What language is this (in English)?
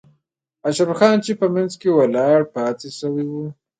Pashto